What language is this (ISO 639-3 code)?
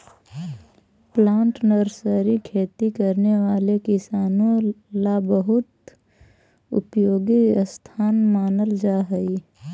mag